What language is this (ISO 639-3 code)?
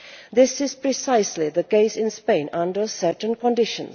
eng